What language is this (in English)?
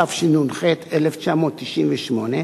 Hebrew